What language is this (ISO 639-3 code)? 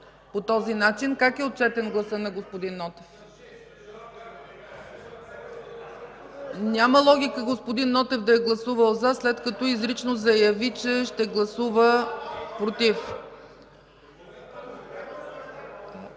bul